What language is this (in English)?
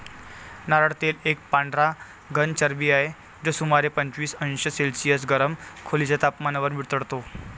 Marathi